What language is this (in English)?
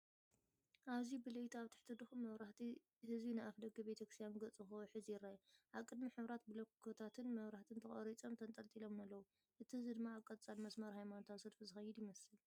Tigrinya